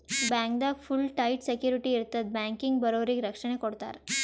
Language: Kannada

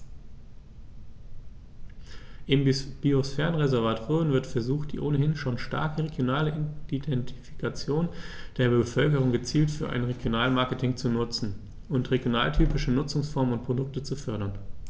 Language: German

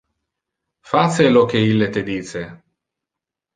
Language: Interlingua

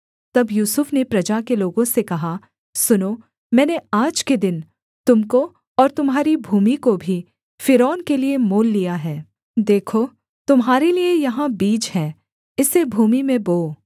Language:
Hindi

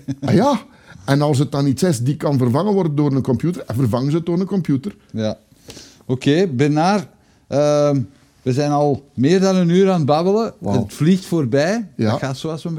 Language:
Dutch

